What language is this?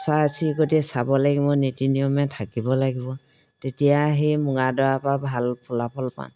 Assamese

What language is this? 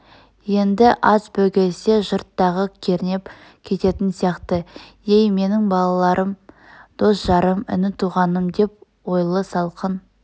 Kazakh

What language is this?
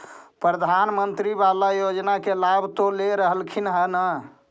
Magahi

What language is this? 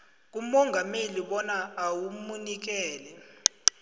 South Ndebele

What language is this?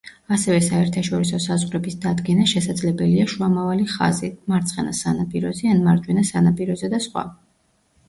Georgian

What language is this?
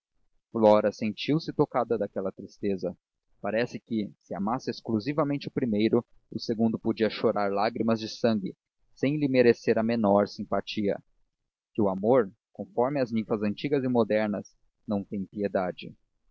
Portuguese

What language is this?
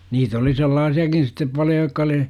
Finnish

